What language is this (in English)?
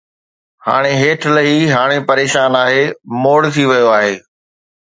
Sindhi